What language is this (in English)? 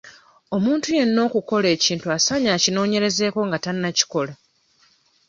Ganda